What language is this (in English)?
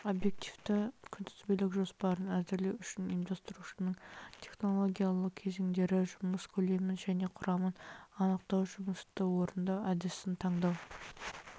Kazakh